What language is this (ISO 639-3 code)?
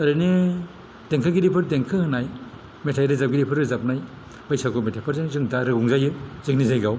brx